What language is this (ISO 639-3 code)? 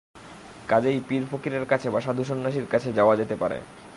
ben